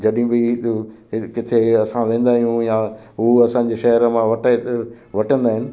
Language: Sindhi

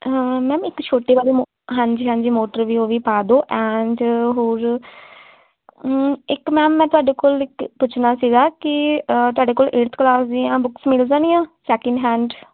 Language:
Punjabi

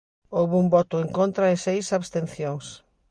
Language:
Galician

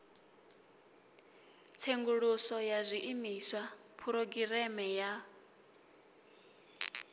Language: Venda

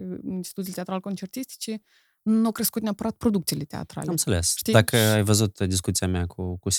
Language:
Romanian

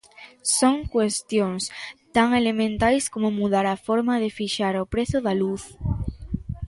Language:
Galician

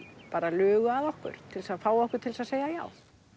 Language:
Icelandic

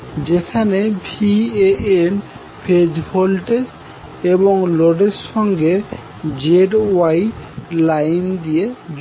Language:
Bangla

